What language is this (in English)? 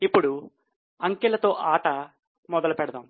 Telugu